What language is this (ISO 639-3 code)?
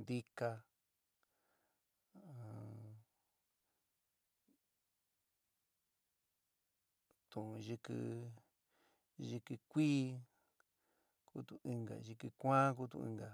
mig